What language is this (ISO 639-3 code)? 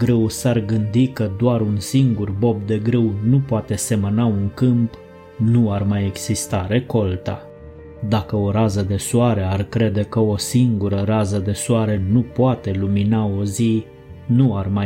ron